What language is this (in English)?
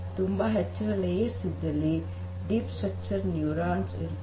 Kannada